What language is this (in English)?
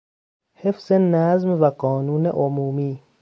Persian